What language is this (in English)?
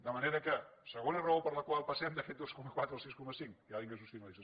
Catalan